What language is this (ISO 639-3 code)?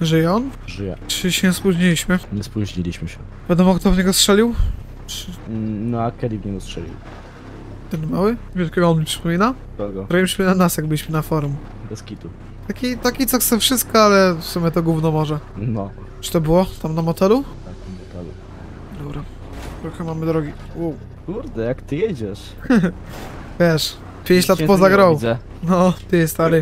pol